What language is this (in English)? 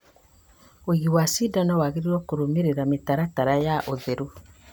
Kikuyu